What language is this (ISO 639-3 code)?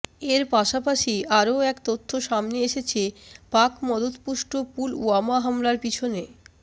ben